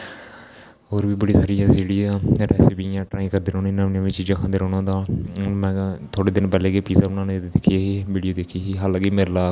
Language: Dogri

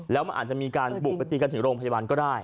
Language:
Thai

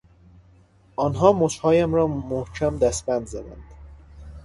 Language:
Persian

